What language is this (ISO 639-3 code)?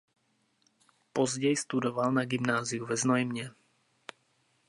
ces